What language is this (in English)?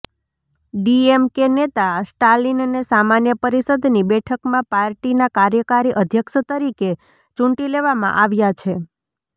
Gujarati